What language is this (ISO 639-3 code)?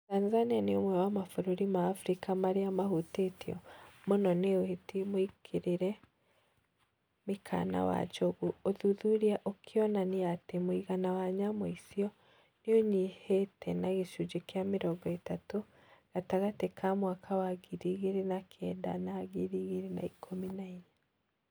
kik